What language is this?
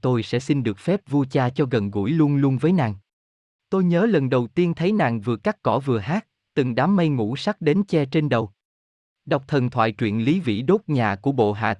Vietnamese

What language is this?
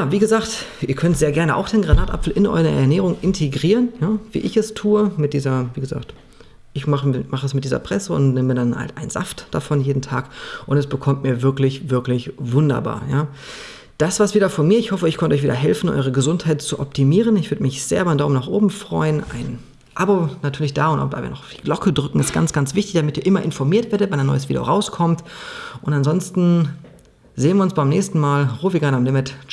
German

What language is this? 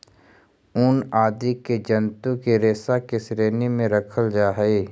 Magahi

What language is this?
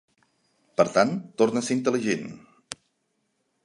Catalan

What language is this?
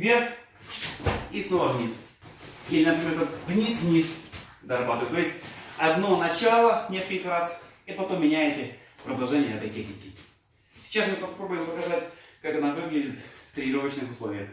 Russian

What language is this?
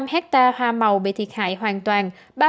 Vietnamese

